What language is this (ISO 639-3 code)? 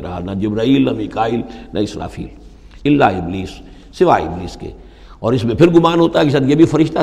urd